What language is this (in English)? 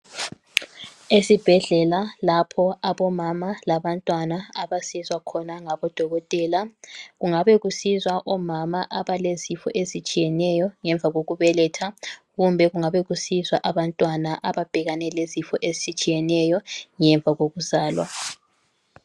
North Ndebele